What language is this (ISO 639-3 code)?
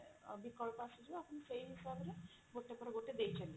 ori